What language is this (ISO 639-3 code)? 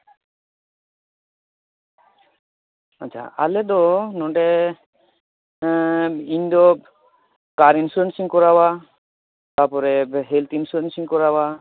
sat